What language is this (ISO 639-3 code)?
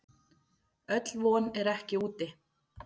isl